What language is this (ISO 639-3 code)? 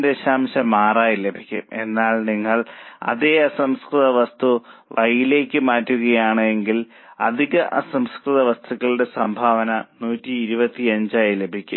mal